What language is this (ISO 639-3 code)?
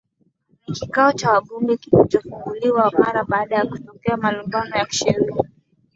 swa